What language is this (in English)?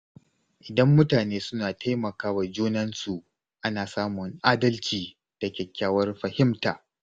Hausa